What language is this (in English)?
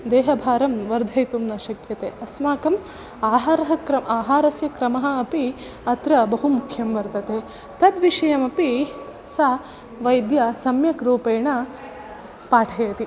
Sanskrit